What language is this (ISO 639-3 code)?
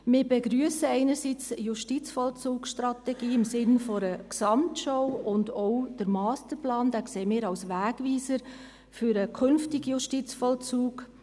gsw